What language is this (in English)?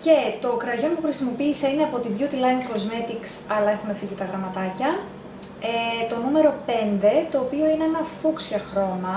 Greek